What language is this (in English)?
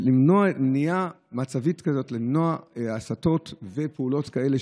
Hebrew